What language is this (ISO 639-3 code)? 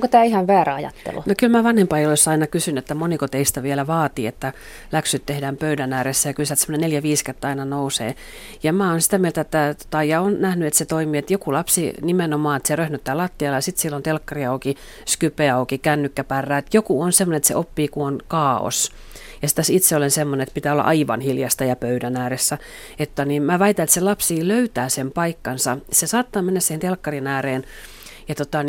fin